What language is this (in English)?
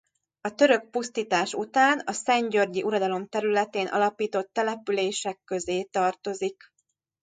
Hungarian